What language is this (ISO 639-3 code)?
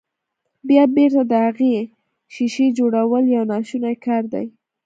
pus